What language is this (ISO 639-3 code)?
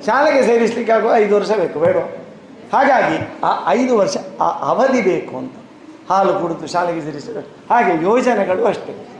kan